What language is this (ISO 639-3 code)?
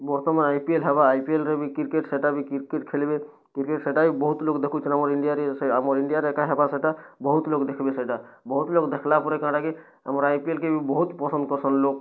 ori